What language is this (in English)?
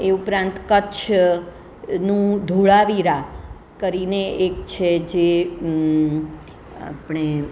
Gujarati